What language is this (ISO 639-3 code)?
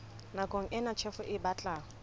sot